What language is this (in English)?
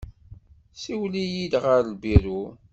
Kabyle